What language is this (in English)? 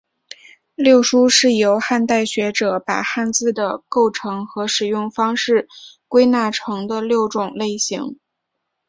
Chinese